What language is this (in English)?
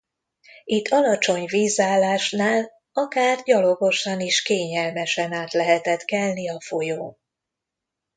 Hungarian